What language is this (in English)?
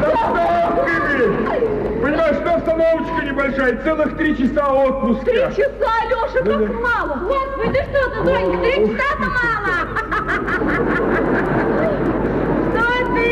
Russian